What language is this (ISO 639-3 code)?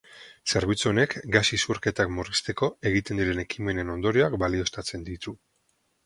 eus